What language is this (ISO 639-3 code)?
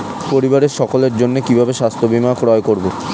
ben